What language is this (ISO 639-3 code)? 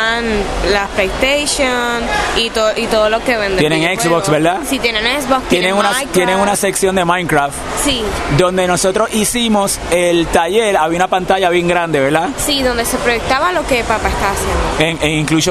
spa